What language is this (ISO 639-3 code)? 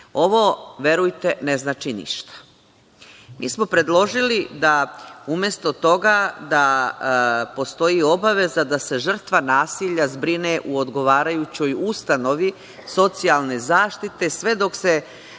srp